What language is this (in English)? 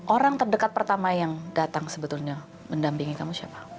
Indonesian